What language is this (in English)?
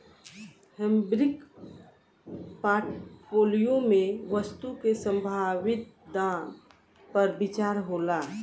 Bhojpuri